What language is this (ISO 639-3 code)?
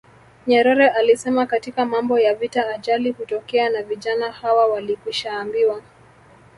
swa